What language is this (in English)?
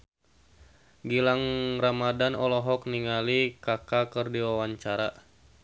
Sundanese